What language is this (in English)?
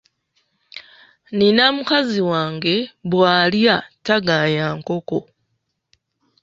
Ganda